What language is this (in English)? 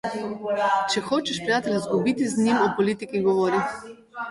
Slovenian